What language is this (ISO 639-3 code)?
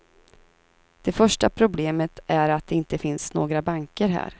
swe